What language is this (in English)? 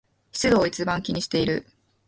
Japanese